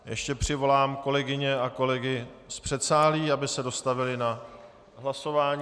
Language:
Czech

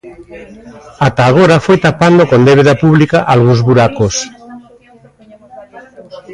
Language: Galician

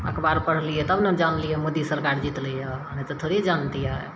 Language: Maithili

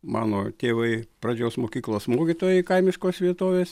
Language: Lithuanian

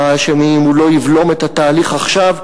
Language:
Hebrew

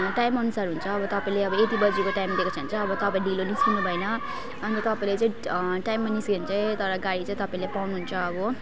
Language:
Nepali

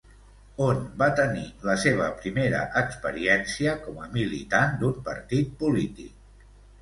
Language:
Catalan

